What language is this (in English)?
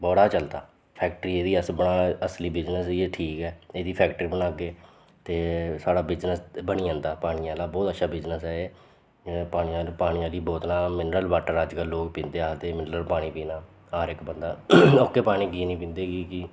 Dogri